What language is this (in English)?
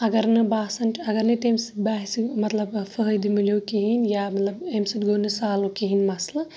Kashmiri